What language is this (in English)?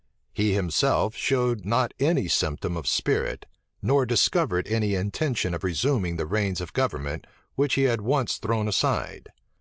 English